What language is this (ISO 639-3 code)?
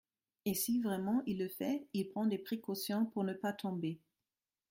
fra